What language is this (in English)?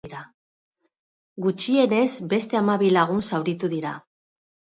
Basque